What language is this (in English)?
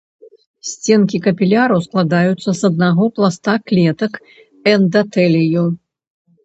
Belarusian